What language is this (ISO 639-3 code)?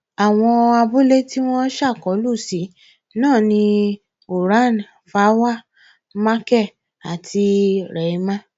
yor